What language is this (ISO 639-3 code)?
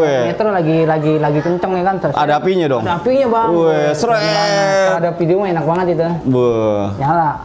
ind